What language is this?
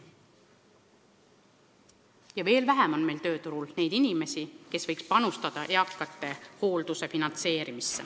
Estonian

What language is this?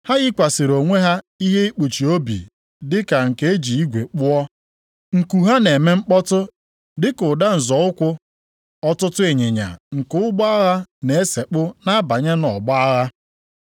Igbo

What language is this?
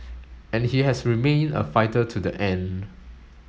English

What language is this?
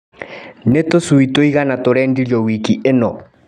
Kikuyu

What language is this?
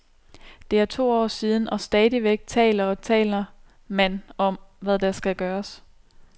Danish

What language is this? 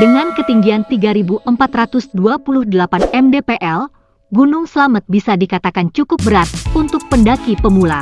Indonesian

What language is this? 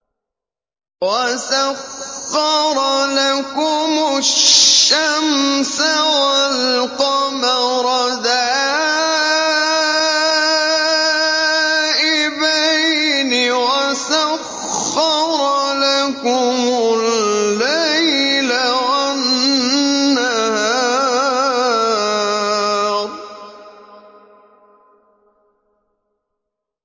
Arabic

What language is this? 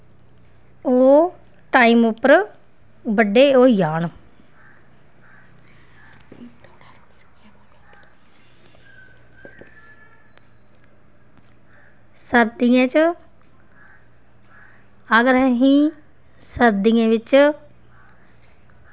Dogri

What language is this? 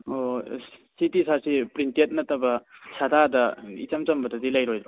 Manipuri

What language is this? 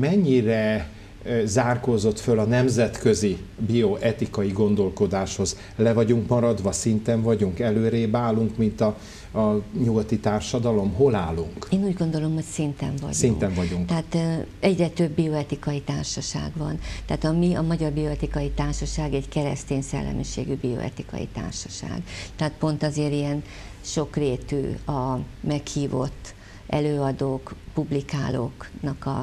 Hungarian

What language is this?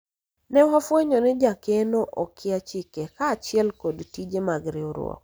Luo (Kenya and Tanzania)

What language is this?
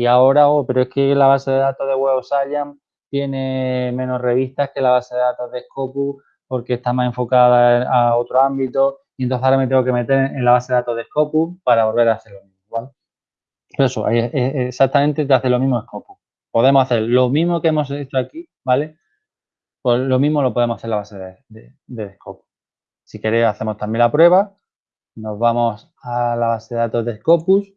Spanish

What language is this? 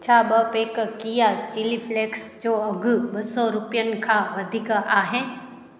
Sindhi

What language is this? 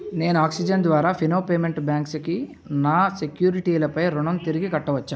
Telugu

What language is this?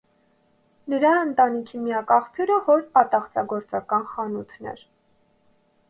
Armenian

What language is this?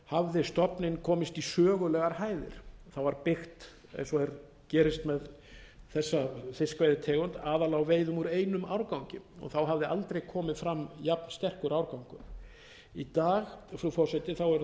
Icelandic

